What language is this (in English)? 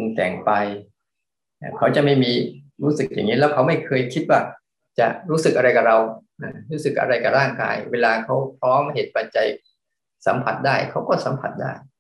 Thai